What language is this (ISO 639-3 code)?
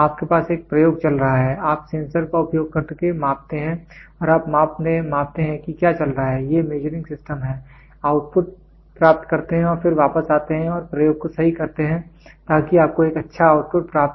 hin